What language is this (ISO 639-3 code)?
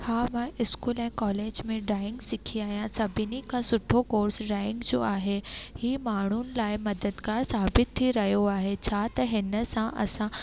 snd